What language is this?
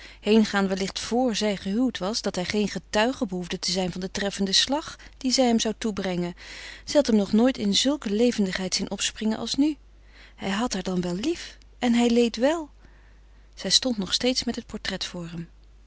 Dutch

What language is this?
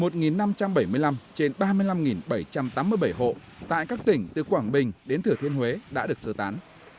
Vietnamese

